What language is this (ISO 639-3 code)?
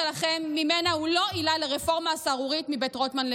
heb